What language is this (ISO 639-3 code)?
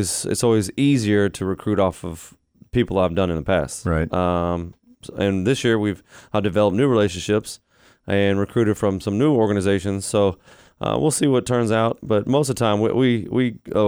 eng